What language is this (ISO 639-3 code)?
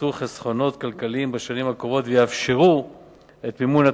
heb